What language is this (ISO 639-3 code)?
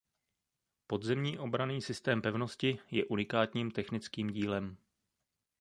ces